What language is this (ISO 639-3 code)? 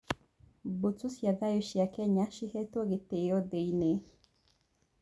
kik